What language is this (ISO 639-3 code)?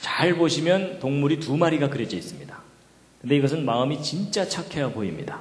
kor